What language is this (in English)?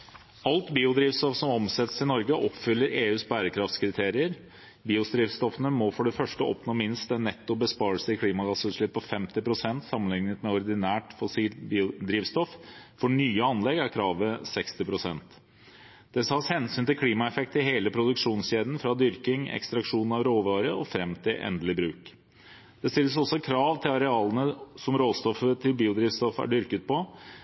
Norwegian Bokmål